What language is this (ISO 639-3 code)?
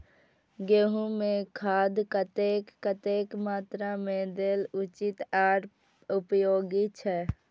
mai